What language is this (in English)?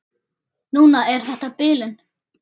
Icelandic